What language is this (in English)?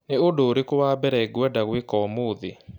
Kikuyu